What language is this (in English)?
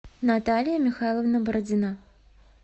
Russian